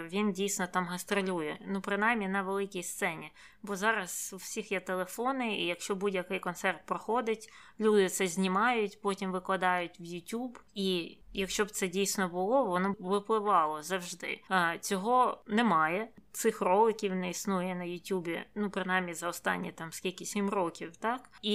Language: Ukrainian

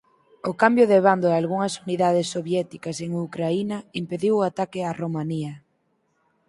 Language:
Galician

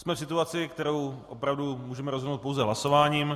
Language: Czech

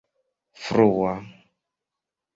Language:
Esperanto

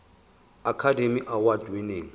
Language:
Zulu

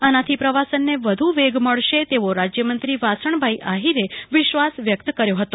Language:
Gujarati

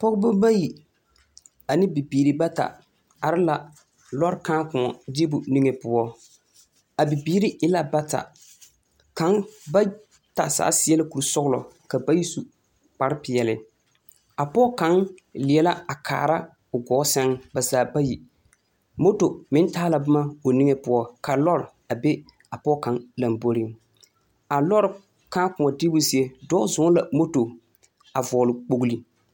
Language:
Southern Dagaare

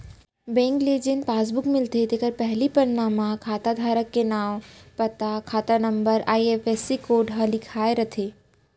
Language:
Chhattisgarhi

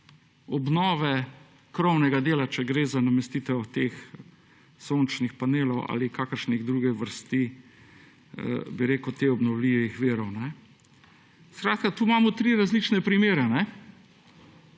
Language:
Slovenian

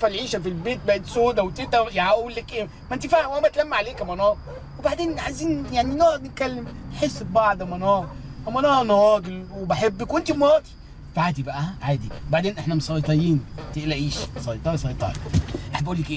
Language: Arabic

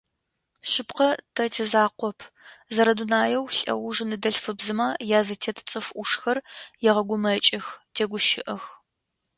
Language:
Adyghe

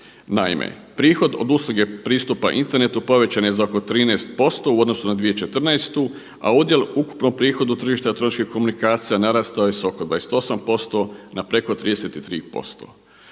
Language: Croatian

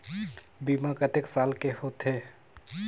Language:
Chhattisgarhi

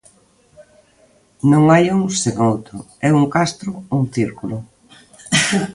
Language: Galician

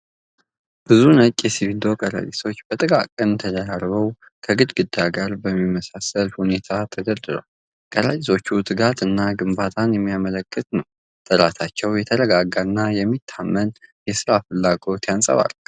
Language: Amharic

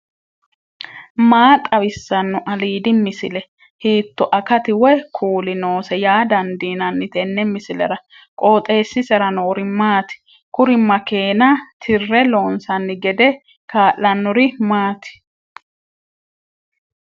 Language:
Sidamo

